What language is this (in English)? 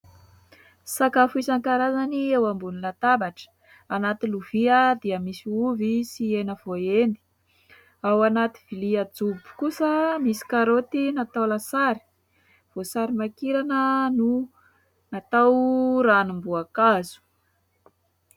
Malagasy